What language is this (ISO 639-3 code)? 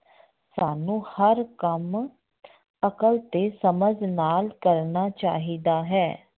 pan